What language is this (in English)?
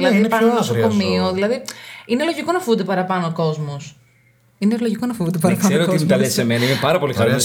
Greek